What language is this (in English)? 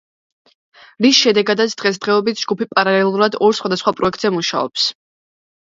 Georgian